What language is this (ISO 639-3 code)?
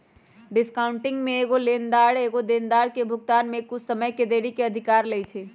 mag